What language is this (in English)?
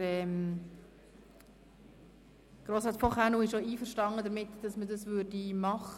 Swiss German